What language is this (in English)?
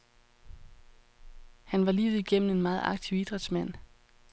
Danish